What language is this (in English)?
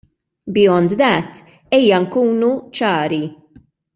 Maltese